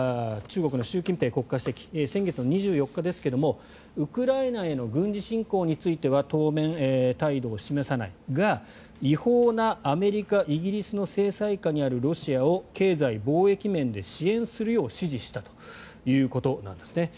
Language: Japanese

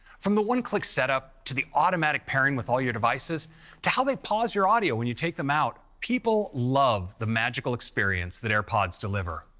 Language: English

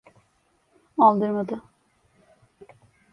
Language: Turkish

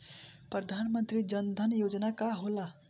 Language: Bhojpuri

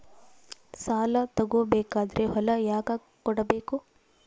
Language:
Kannada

